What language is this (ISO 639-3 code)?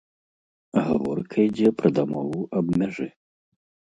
bel